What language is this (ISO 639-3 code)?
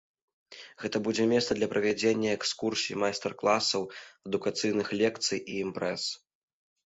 bel